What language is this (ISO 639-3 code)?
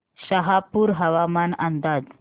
mar